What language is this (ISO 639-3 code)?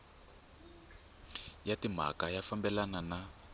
tso